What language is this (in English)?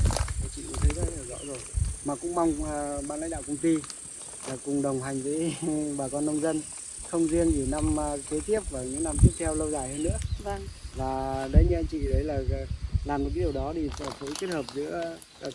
Vietnamese